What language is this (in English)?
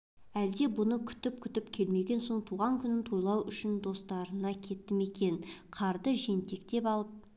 Kazakh